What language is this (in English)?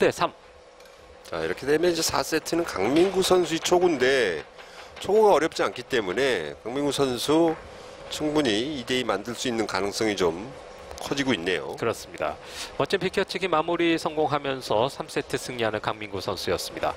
Korean